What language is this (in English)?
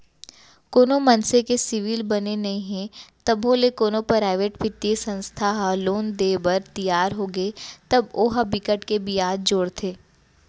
Chhattisgarhi